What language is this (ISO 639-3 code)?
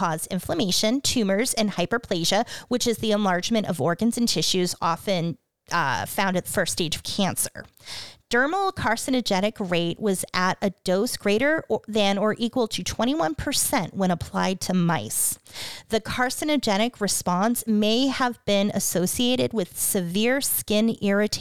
eng